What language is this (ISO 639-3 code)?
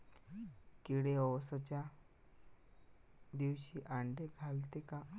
mar